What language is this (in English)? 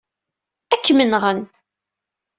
Kabyle